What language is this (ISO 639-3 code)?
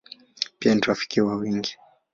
swa